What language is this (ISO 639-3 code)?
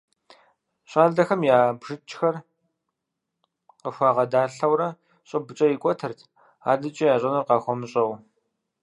kbd